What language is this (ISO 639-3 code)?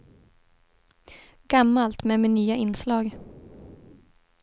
swe